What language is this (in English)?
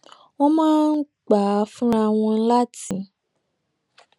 Yoruba